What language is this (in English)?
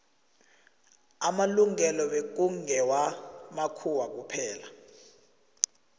South Ndebele